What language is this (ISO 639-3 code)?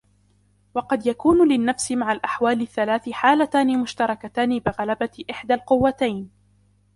ara